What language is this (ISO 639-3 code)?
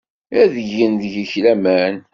kab